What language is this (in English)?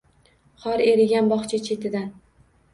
Uzbek